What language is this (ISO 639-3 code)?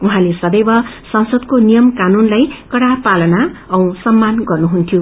nep